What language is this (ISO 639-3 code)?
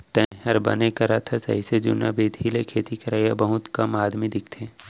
hne